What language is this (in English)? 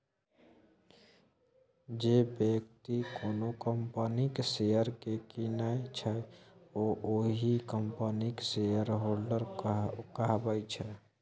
Maithili